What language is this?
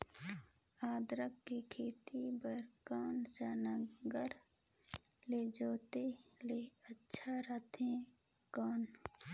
Chhattisgarhi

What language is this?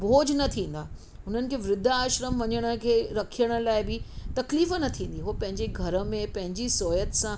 Sindhi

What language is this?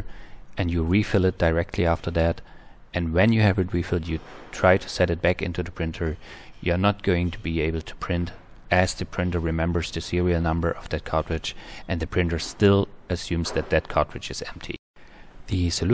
English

